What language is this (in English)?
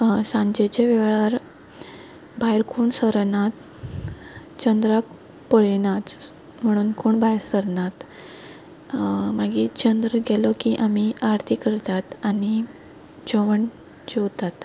Konkani